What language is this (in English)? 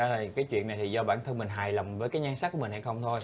Vietnamese